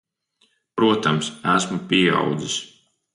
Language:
Latvian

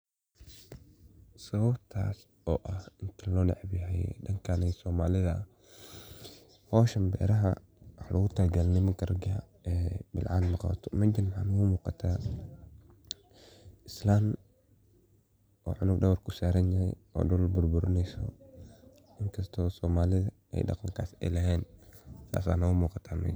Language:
Somali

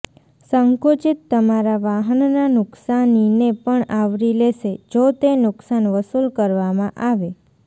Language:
Gujarati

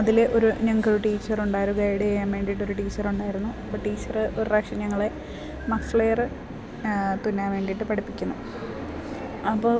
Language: Malayalam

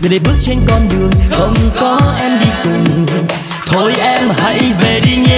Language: Vietnamese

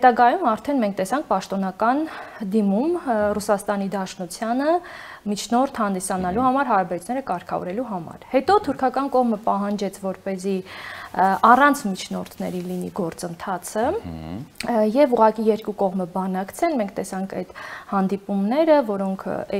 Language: Romanian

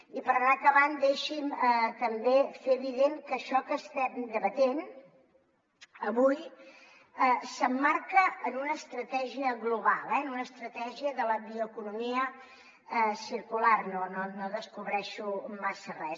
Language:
Catalan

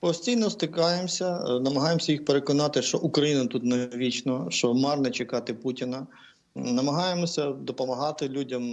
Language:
Ukrainian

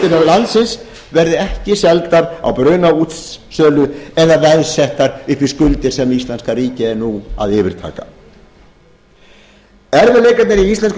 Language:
Icelandic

